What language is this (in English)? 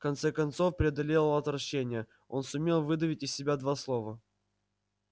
Russian